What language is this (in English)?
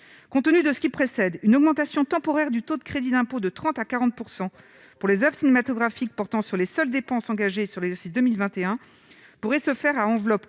French